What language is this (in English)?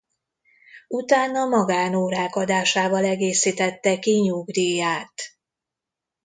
Hungarian